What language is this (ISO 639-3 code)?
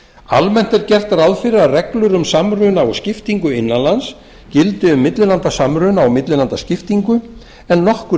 isl